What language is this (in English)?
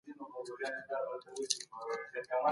Pashto